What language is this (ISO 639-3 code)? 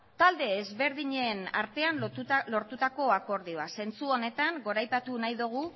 eus